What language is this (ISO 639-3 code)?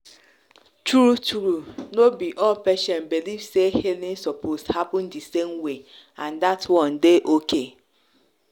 pcm